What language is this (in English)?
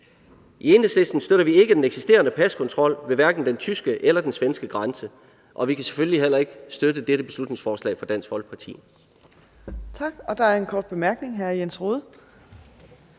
Danish